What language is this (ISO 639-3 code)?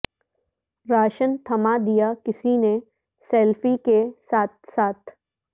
urd